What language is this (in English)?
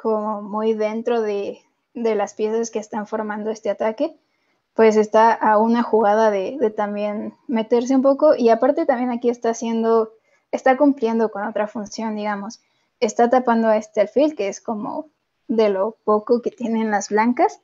Spanish